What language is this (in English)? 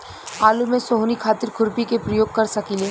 Bhojpuri